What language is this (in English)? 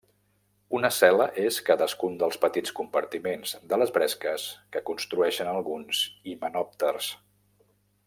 Catalan